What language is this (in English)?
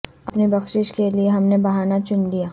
Urdu